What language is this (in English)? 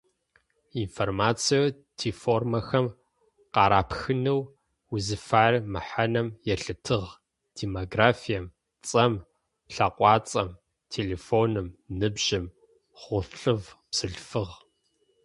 Adyghe